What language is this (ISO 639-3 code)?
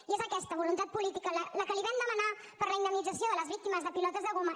cat